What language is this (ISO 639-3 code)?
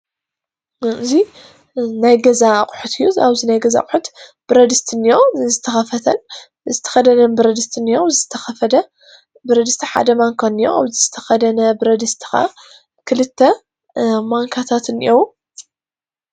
tir